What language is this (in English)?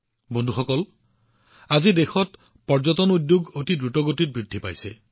Assamese